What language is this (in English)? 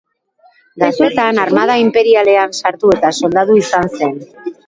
Basque